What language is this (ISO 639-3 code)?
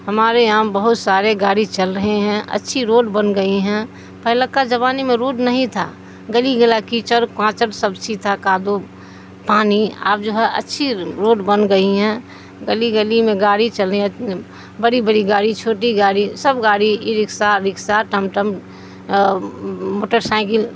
urd